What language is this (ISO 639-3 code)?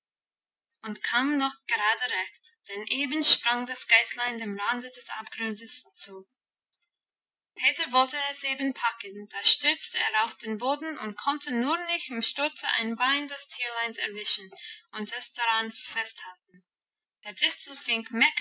deu